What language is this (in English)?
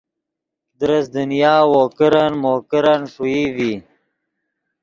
Yidgha